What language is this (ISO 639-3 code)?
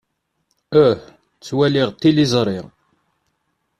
kab